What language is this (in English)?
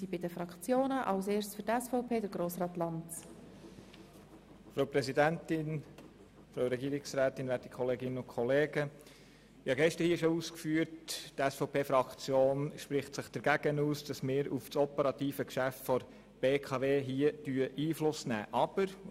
Swiss German